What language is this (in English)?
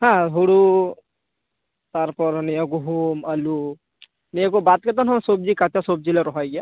Santali